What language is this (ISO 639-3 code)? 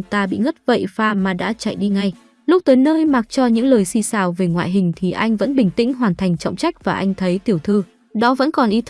vie